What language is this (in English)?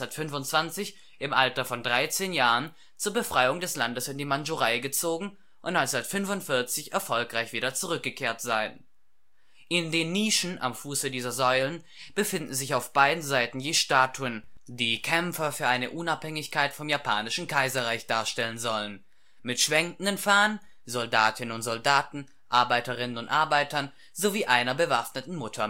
German